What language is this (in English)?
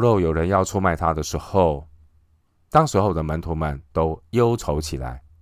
Chinese